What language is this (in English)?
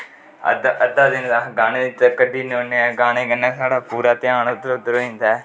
Dogri